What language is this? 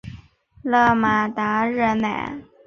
Chinese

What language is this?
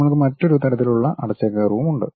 Malayalam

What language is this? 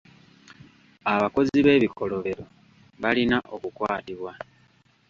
Ganda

